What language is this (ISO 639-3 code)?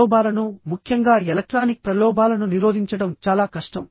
tel